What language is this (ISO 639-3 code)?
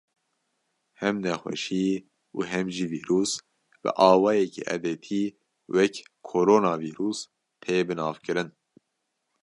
kur